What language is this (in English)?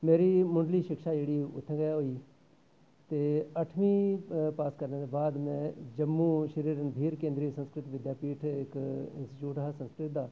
Dogri